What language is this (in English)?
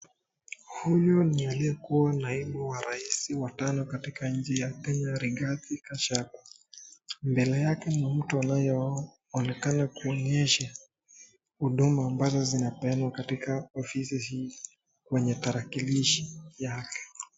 Swahili